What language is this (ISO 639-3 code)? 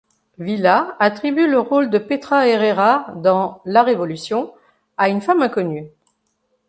fra